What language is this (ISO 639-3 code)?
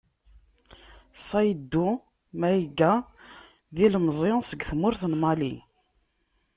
kab